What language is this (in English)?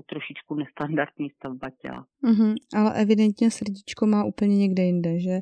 Czech